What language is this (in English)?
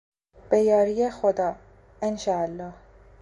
Persian